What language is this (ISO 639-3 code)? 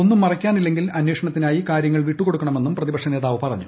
mal